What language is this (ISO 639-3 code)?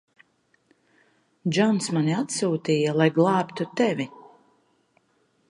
lav